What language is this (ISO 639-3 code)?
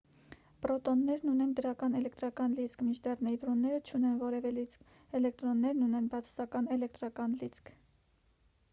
hye